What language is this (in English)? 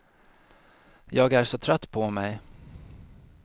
Swedish